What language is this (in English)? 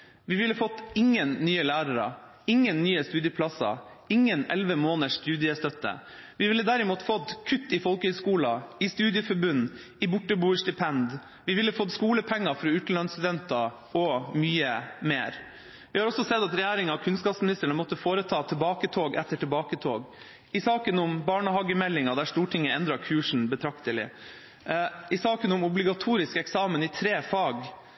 Norwegian Bokmål